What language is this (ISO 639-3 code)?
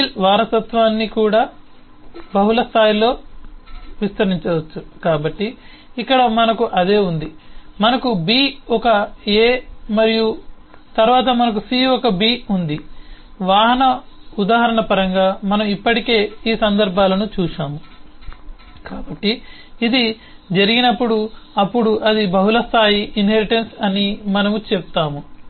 tel